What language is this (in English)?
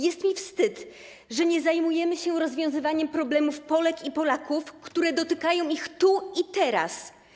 Polish